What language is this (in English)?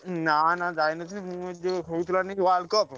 Odia